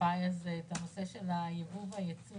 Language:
Hebrew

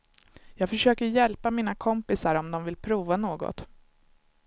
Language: Swedish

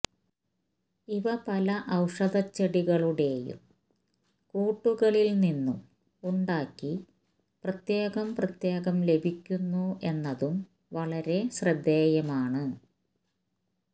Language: Malayalam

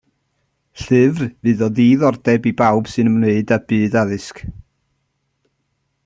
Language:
Welsh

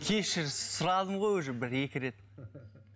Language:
Kazakh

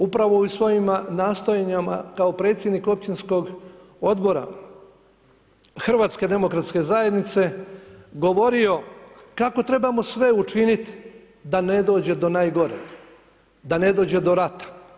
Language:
Croatian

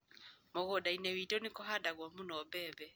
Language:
Kikuyu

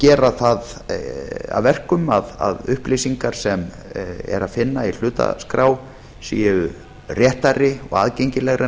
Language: Icelandic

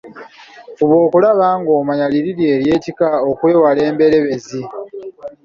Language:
Ganda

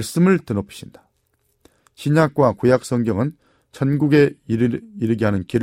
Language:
Korean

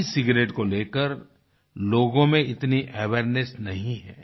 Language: Hindi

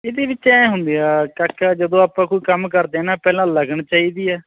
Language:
Punjabi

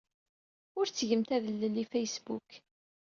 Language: Kabyle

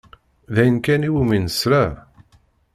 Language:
Kabyle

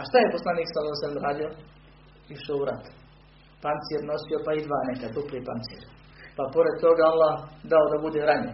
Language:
Croatian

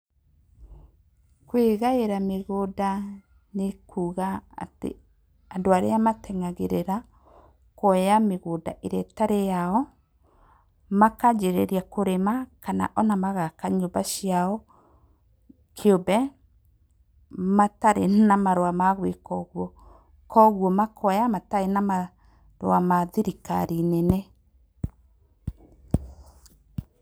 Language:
Kikuyu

